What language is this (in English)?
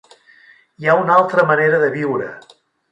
Catalan